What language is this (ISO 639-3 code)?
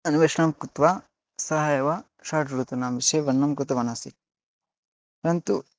san